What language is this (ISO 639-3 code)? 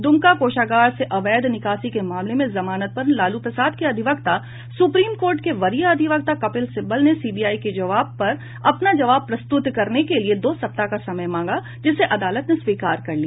hin